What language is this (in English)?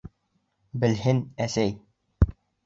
Bashkir